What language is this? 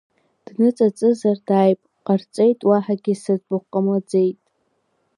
Abkhazian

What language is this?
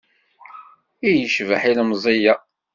Kabyle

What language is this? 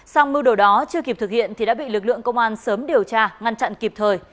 Vietnamese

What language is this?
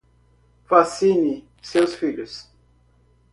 Portuguese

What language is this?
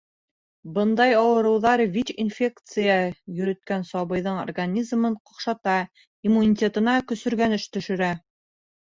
Bashkir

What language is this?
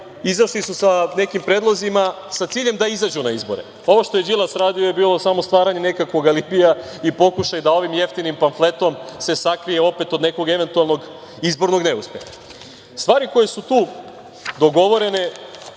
Serbian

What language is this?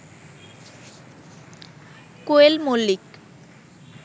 Bangla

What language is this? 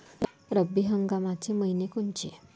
Marathi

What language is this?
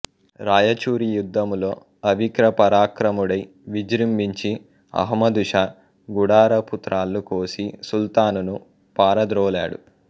Telugu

